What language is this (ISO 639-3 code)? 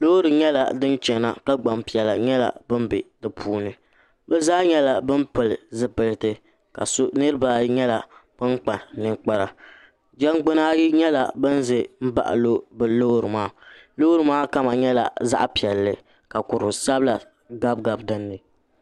dag